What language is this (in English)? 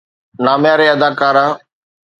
Sindhi